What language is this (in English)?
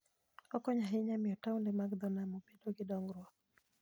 Luo (Kenya and Tanzania)